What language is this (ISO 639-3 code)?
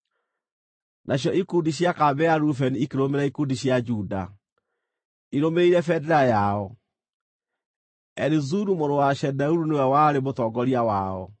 kik